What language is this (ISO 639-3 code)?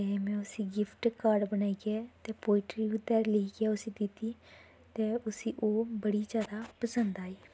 doi